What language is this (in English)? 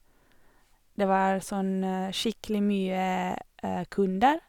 Norwegian